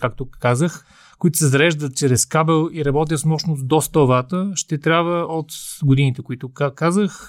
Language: Bulgarian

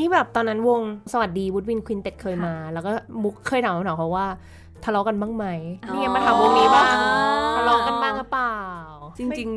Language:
Thai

